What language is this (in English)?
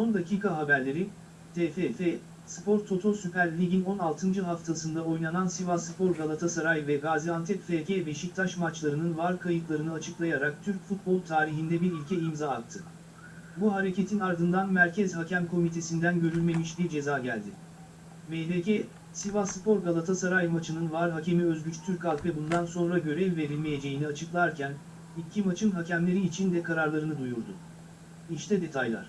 Turkish